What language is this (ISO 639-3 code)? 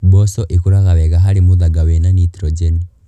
kik